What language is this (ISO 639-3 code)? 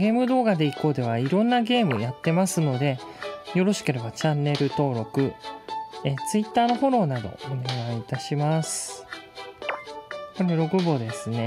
jpn